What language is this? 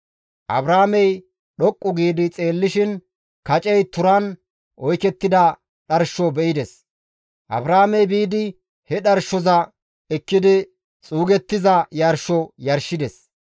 Gamo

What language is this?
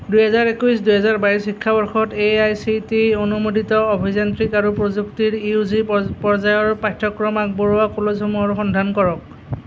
Assamese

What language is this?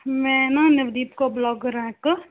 Punjabi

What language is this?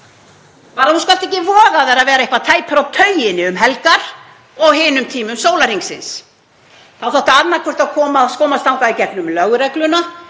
Icelandic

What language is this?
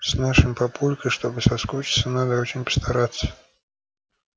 Russian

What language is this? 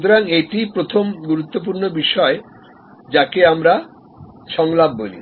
Bangla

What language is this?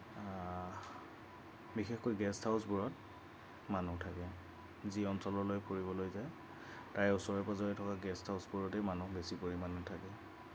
Assamese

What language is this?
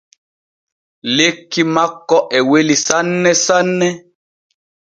Borgu Fulfulde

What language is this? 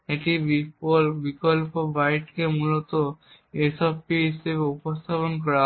Bangla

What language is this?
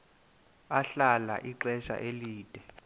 Xhosa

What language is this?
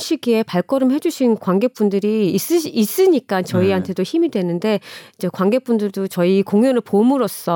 Korean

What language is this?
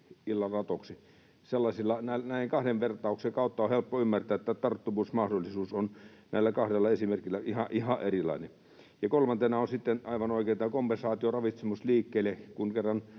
Finnish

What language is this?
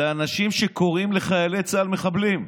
Hebrew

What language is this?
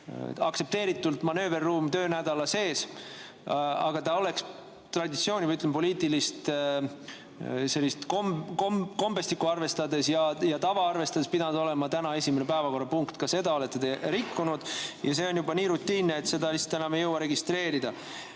Estonian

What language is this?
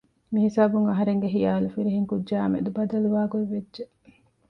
Divehi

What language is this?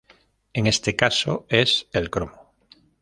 Spanish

